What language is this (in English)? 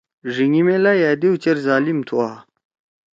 Torwali